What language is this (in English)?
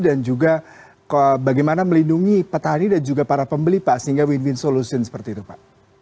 Indonesian